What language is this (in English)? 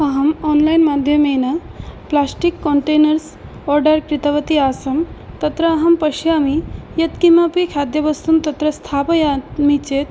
Sanskrit